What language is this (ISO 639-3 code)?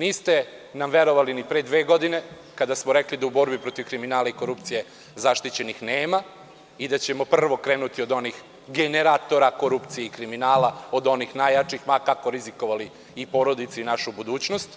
srp